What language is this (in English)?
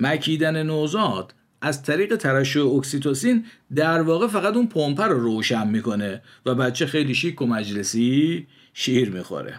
Persian